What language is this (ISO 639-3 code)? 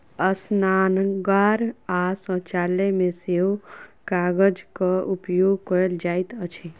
mai